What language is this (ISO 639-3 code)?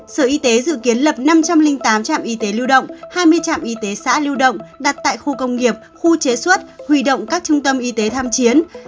vie